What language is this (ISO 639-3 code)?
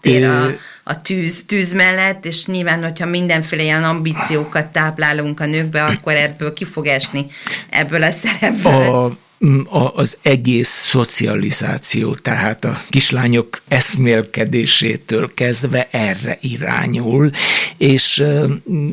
hun